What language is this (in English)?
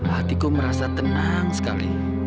Indonesian